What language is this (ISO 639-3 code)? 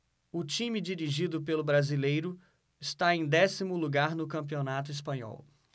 por